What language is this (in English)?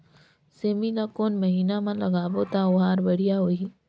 Chhattisgarhi